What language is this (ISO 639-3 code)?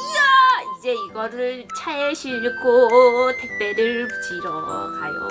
kor